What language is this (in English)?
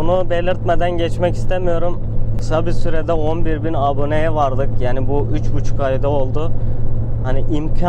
Turkish